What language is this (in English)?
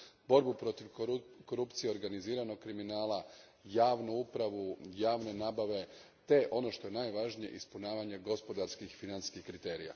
Croatian